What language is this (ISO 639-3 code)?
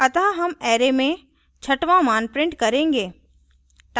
hin